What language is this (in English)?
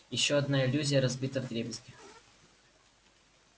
Russian